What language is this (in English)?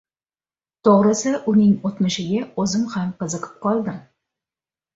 Uzbek